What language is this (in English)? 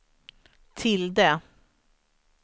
Swedish